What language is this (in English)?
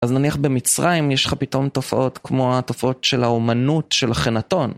Hebrew